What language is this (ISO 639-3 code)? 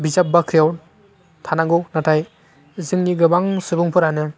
brx